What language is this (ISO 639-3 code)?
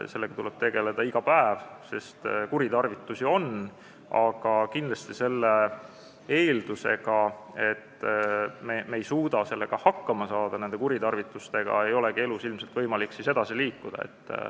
est